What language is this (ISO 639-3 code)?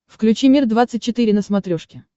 rus